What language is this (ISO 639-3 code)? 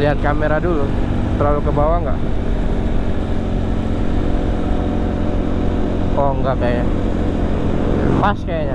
ind